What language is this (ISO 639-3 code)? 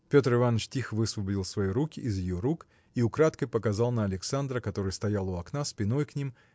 rus